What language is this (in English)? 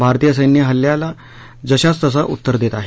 Marathi